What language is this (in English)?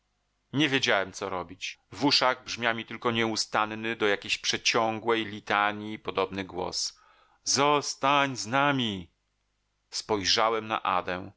Polish